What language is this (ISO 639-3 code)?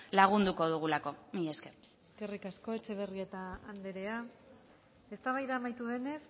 eus